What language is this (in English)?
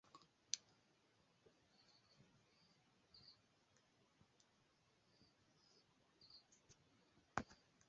Esperanto